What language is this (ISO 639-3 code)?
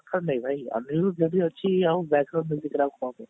ori